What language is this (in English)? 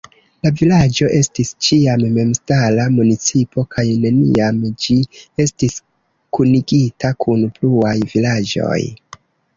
Esperanto